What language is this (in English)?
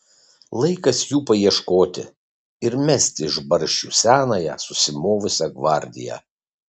Lithuanian